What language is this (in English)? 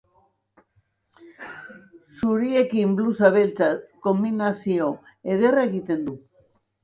Basque